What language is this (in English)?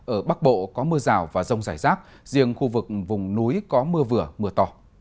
Vietnamese